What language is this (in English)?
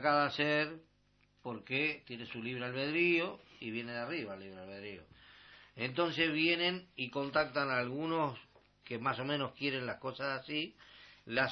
Spanish